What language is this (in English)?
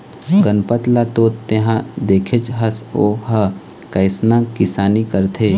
Chhattisgarhi